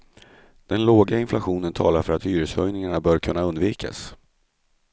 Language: Swedish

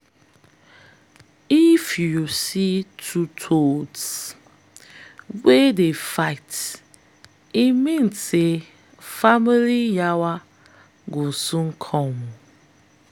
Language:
Nigerian Pidgin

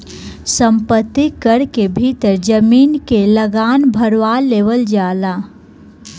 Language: Bhojpuri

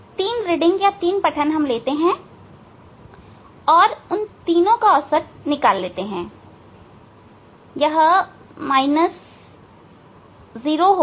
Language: Hindi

